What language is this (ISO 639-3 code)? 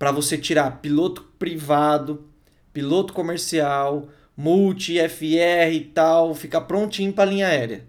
por